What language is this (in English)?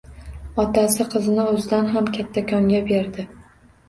Uzbek